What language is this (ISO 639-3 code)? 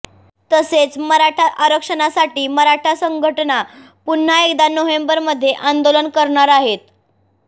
mar